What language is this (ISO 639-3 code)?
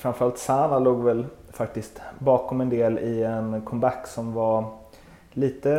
swe